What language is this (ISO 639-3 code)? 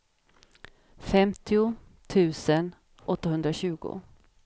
swe